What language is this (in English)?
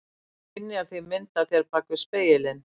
Icelandic